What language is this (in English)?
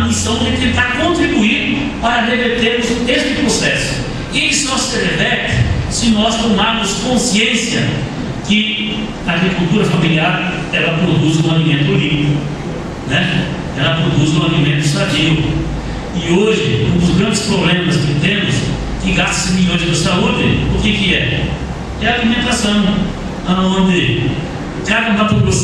Portuguese